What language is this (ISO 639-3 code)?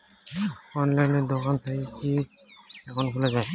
ben